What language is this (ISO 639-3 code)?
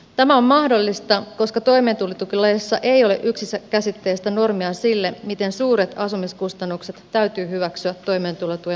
fin